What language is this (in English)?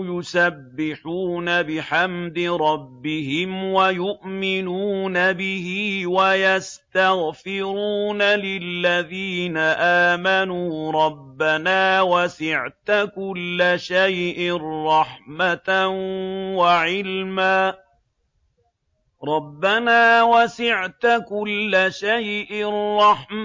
Arabic